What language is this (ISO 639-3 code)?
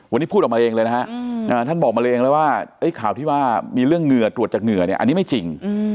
tha